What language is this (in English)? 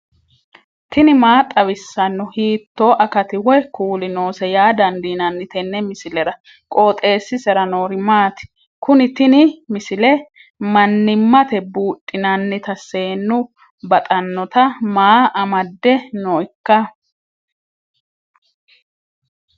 Sidamo